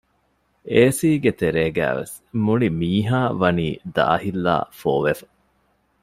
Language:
Divehi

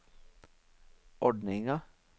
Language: Norwegian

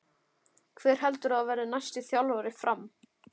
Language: Icelandic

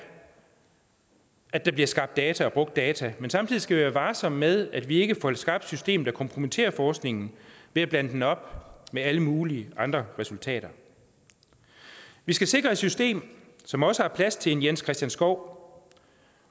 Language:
Danish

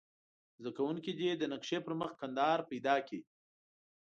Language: Pashto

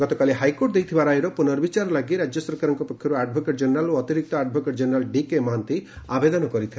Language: Odia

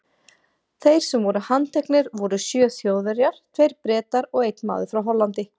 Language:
Icelandic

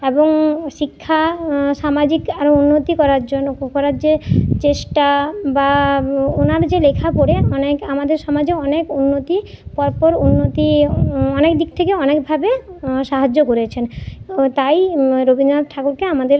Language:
Bangla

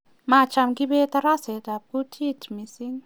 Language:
Kalenjin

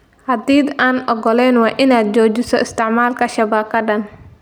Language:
Somali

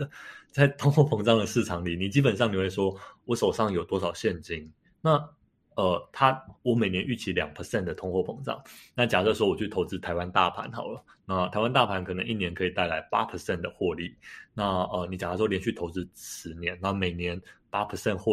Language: Chinese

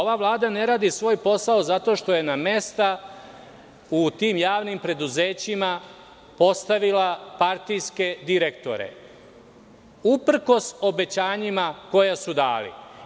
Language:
Serbian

